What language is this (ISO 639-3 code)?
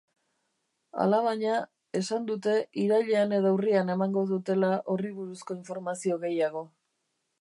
eus